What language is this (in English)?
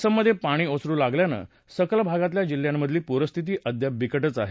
Marathi